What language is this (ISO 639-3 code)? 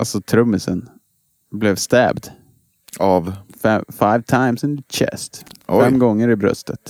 swe